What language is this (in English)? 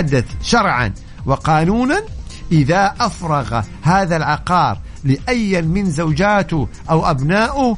Arabic